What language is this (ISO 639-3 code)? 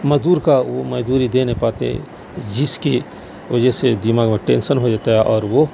urd